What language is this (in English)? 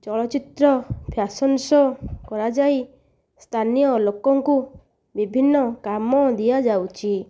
Odia